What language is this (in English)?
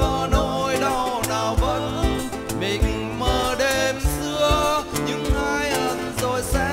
Vietnamese